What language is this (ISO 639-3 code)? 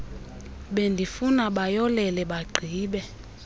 xho